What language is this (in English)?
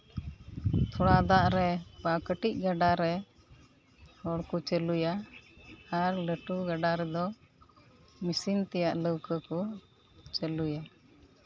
Santali